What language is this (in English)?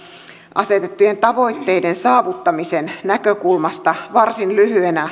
Finnish